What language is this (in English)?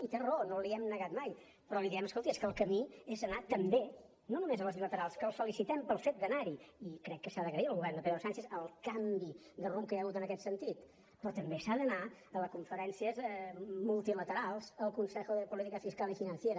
Catalan